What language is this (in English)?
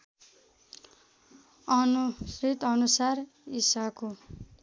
Nepali